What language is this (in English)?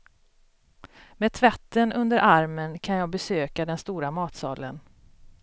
Swedish